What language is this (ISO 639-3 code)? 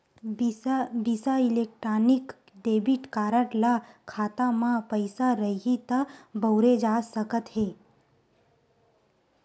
hne